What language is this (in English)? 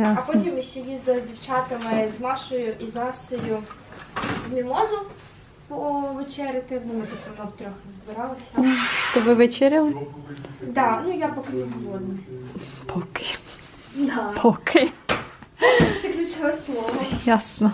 Ukrainian